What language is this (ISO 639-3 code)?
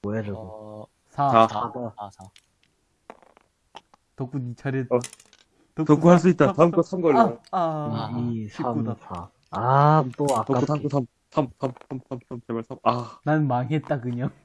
kor